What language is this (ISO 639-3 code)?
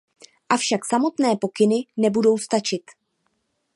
ces